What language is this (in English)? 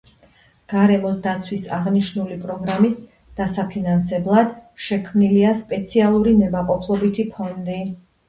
Georgian